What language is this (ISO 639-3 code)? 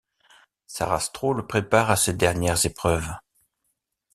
fra